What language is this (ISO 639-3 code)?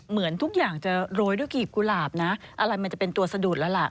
tha